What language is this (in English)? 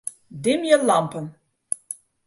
Western Frisian